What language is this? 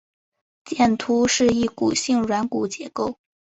Chinese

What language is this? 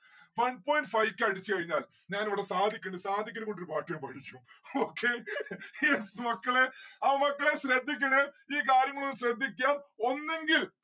Malayalam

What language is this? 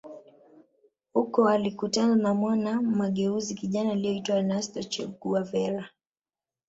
Swahili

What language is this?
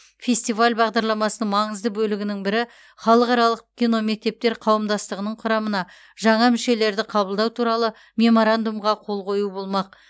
Kazakh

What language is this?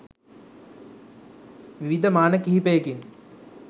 Sinhala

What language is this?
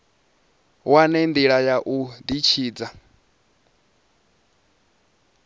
Venda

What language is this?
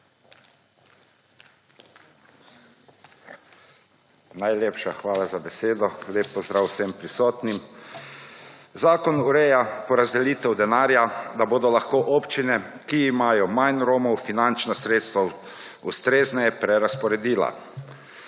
Slovenian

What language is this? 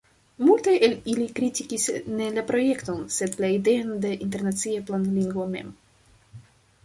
Esperanto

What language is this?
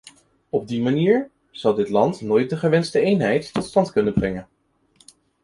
Dutch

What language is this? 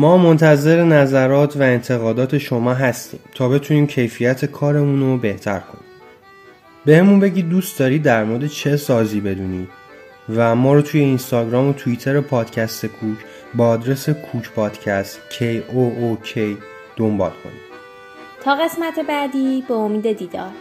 Persian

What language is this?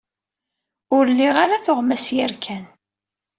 Kabyle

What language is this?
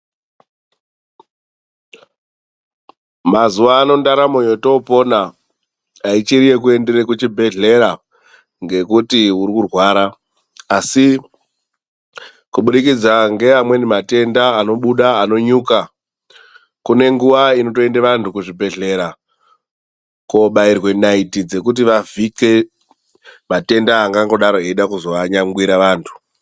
Ndau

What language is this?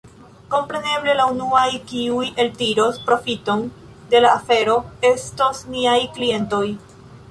Esperanto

